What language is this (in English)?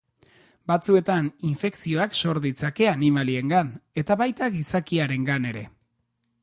Basque